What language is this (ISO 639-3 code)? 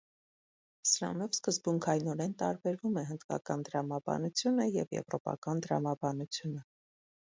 hye